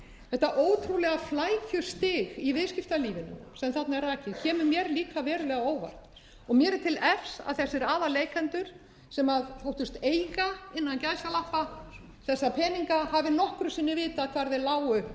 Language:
Icelandic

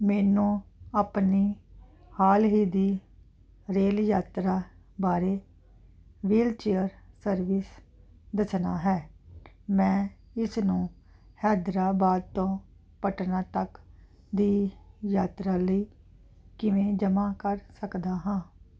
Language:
Punjabi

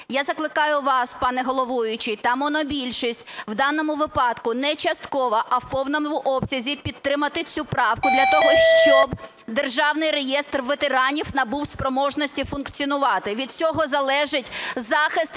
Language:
Ukrainian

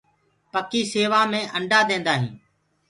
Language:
Gurgula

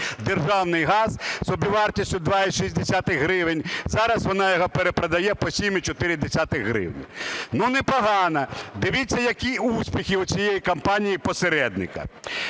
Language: Ukrainian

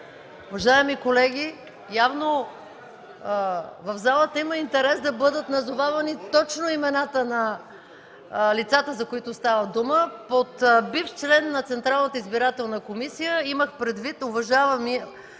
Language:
Bulgarian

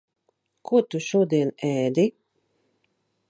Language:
Latvian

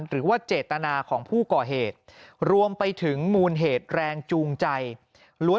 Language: Thai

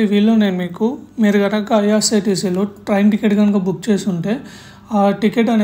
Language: Telugu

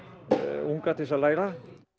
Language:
Icelandic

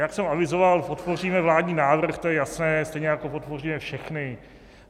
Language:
Czech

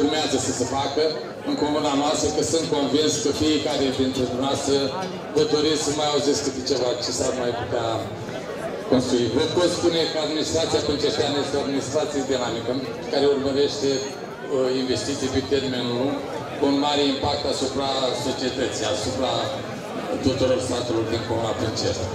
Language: Romanian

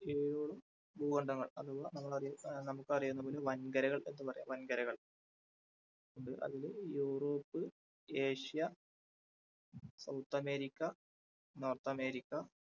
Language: Malayalam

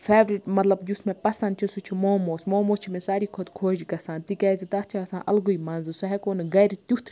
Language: Kashmiri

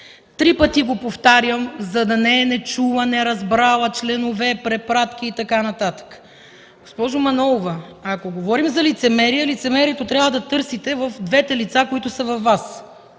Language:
Bulgarian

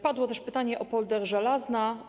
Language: Polish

